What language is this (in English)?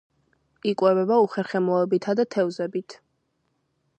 Georgian